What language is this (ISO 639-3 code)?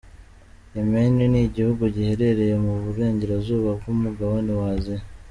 kin